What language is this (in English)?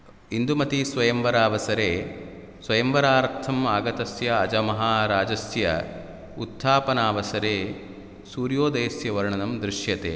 Sanskrit